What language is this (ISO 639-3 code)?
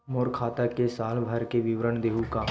hne